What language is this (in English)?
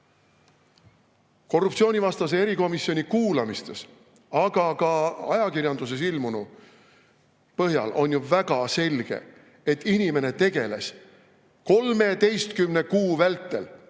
Estonian